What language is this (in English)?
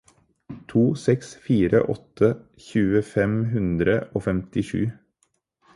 Norwegian Bokmål